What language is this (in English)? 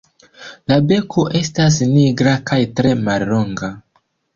Esperanto